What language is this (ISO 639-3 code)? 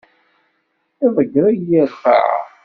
kab